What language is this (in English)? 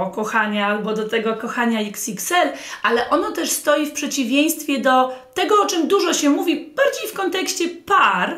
Polish